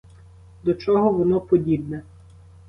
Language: Ukrainian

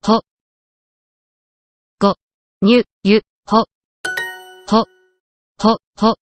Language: Japanese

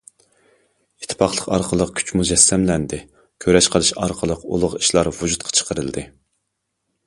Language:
Uyghur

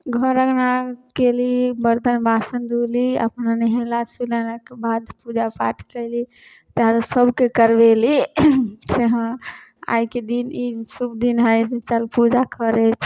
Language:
Maithili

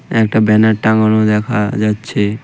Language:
Bangla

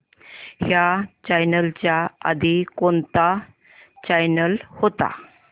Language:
Marathi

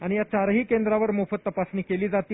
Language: Marathi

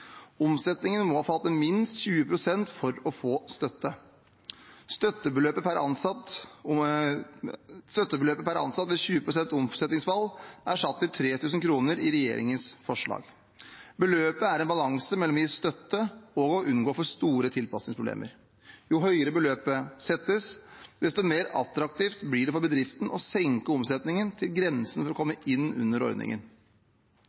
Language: Norwegian Bokmål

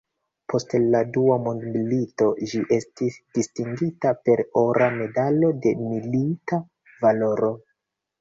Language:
Esperanto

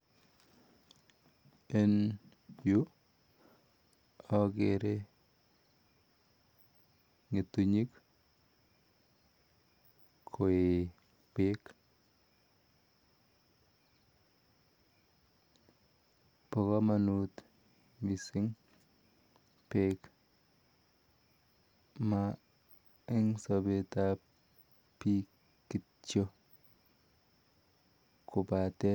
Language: Kalenjin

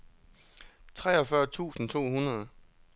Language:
Danish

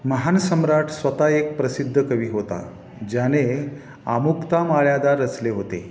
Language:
Marathi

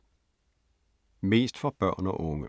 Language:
Danish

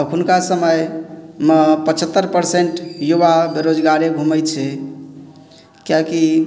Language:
Maithili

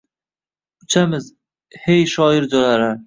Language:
Uzbek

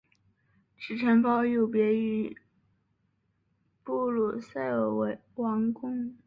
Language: Chinese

